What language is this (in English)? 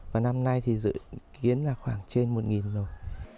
Vietnamese